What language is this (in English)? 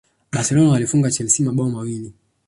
Swahili